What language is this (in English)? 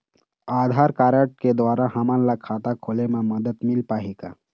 Chhattisgarhi